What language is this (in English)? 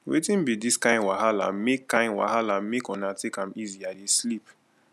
Nigerian Pidgin